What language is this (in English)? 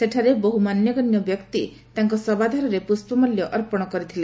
Odia